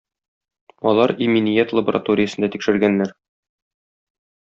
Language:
Tatar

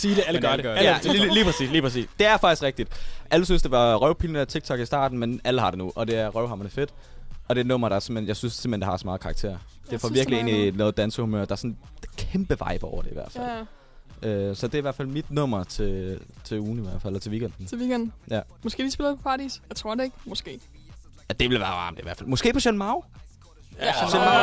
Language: Danish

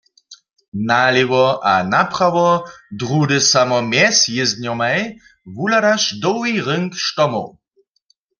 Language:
Upper Sorbian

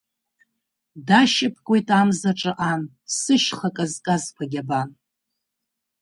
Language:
Abkhazian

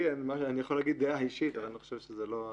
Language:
Hebrew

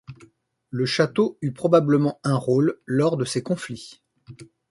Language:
French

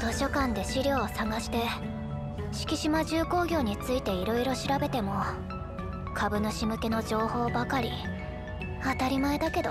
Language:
Japanese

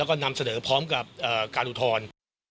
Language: Thai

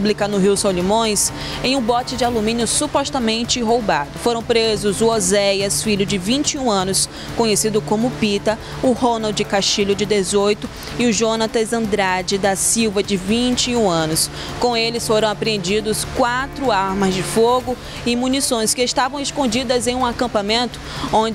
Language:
Portuguese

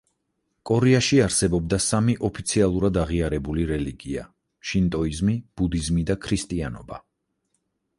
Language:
Georgian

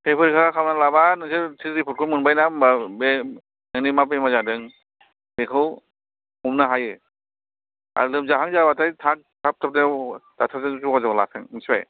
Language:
Bodo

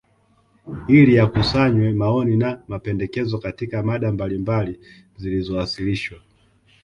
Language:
Swahili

